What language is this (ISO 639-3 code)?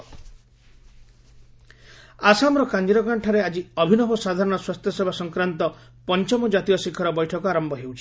ori